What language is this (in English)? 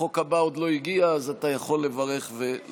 Hebrew